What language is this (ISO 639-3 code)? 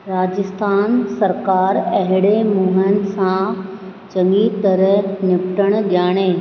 snd